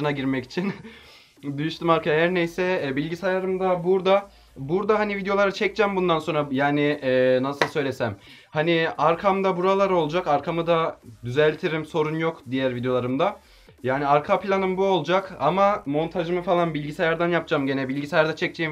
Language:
Turkish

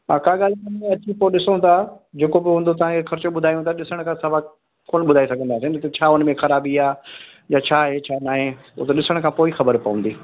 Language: Sindhi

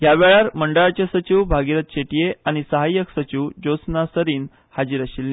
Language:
Konkani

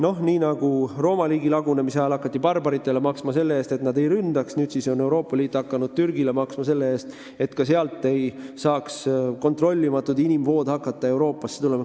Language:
Estonian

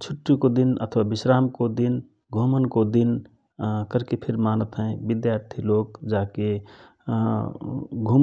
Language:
Rana Tharu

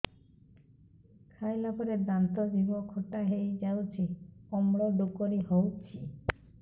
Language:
Odia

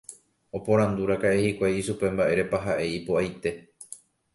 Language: Guarani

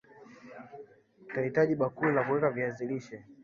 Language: Swahili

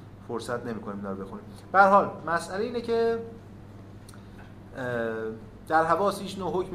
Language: Persian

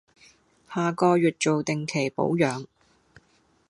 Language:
Cantonese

